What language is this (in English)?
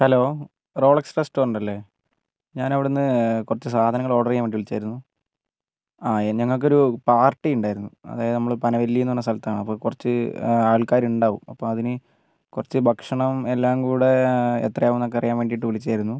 Malayalam